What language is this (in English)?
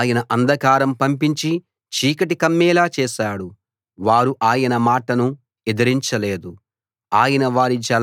Telugu